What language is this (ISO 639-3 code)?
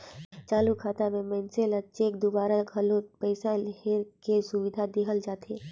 hne